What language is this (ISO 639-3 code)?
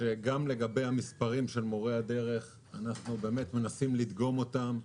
heb